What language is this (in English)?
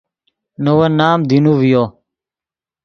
Yidgha